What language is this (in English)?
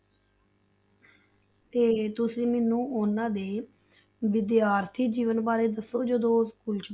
Punjabi